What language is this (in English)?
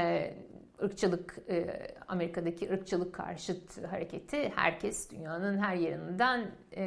Turkish